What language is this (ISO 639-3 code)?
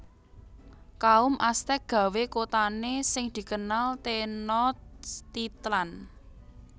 jav